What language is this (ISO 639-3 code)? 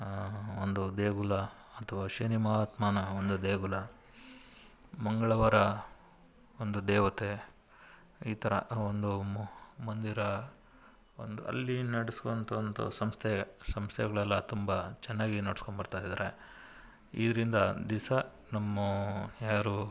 kan